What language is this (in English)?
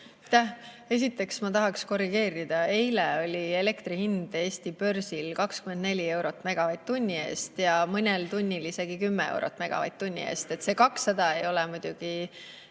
Estonian